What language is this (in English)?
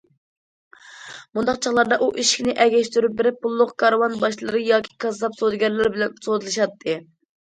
Uyghur